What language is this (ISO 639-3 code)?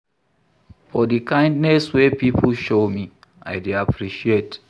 pcm